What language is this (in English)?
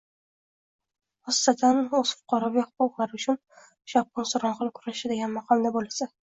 Uzbek